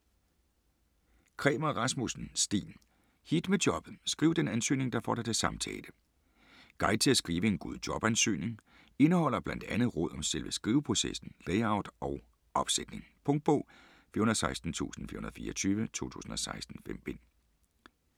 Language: Danish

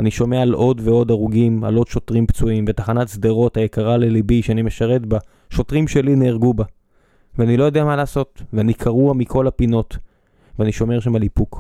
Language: Hebrew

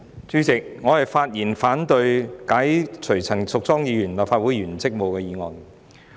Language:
Cantonese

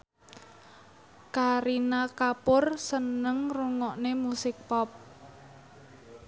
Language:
Javanese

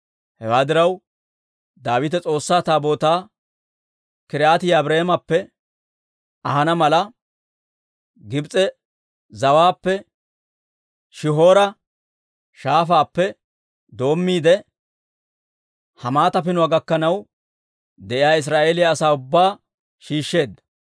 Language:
Dawro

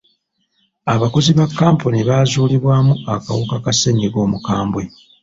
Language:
Ganda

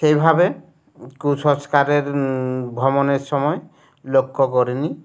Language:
Bangla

